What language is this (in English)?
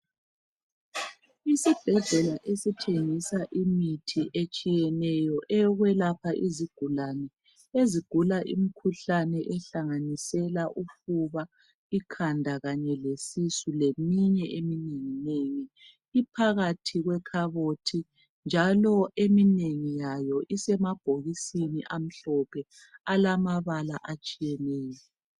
North Ndebele